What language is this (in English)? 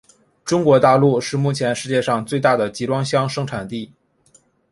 Chinese